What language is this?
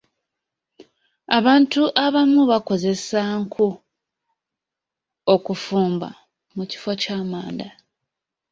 Ganda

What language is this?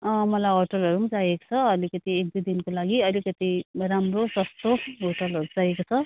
Nepali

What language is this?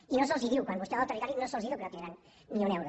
Catalan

